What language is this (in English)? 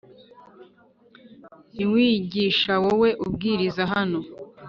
Kinyarwanda